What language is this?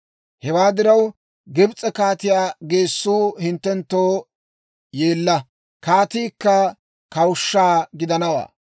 Dawro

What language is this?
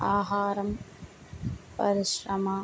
Telugu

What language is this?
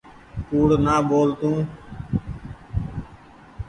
Goaria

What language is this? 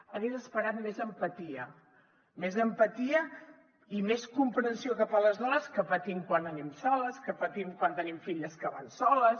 Catalan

